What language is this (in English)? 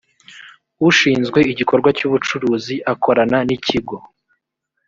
Kinyarwanda